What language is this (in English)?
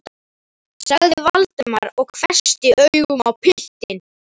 Icelandic